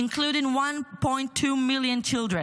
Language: Hebrew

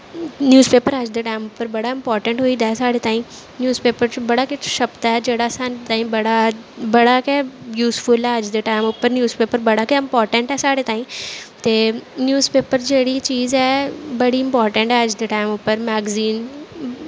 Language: Dogri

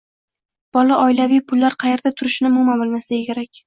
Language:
Uzbek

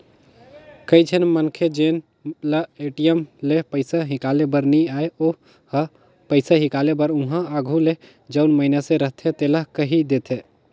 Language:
Chhattisgarhi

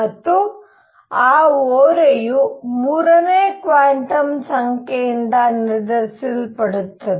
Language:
Kannada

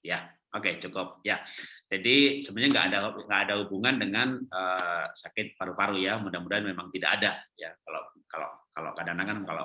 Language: Indonesian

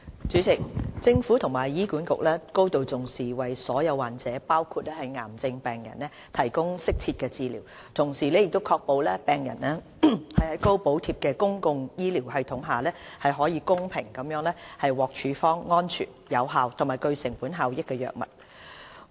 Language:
Cantonese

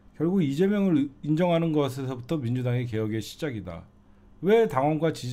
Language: Korean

